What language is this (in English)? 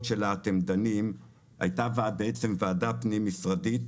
Hebrew